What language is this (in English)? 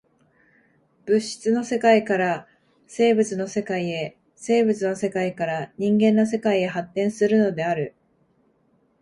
Japanese